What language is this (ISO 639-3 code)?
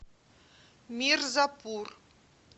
rus